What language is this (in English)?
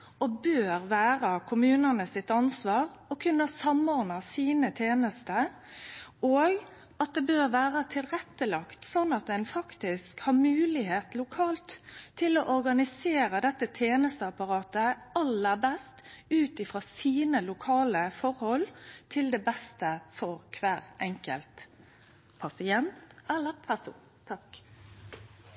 Norwegian Nynorsk